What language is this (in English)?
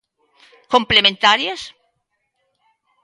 Galician